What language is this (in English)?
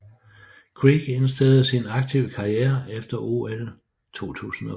Danish